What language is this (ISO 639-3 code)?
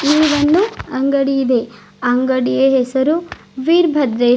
kan